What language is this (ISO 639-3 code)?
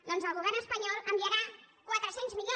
cat